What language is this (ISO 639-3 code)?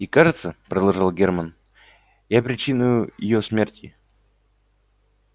rus